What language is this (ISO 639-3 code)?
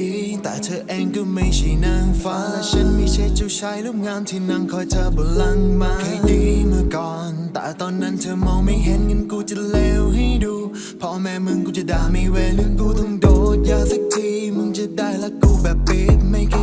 tha